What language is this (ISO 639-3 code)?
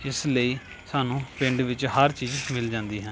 pan